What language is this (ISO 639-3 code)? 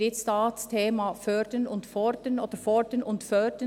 gsw